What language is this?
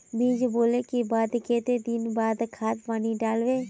Magahi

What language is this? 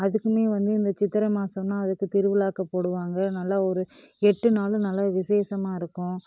Tamil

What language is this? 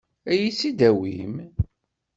Kabyle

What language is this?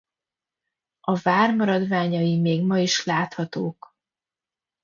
Hungarian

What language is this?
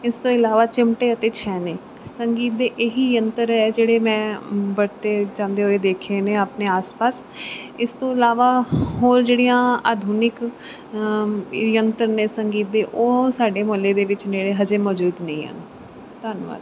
Punjabi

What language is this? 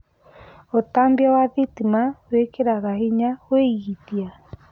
Kikuyu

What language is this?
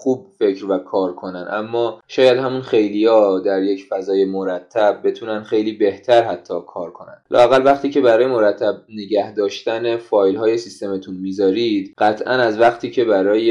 Persian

